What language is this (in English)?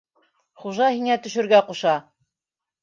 Bashkir